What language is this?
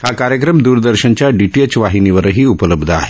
Marathi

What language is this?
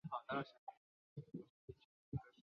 Chinese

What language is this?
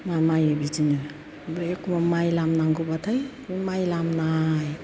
Bodo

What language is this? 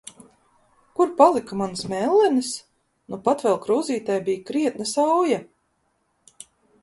Latvian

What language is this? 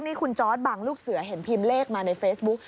Thai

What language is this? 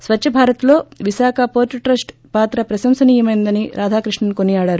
Telugu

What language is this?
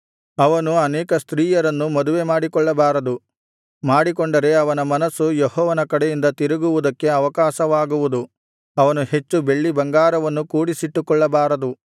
Kannada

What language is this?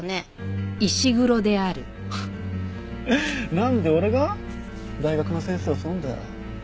Japanese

